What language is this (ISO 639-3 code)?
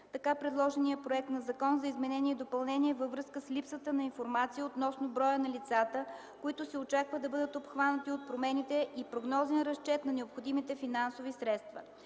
bul